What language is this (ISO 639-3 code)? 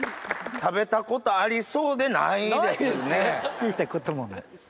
jpn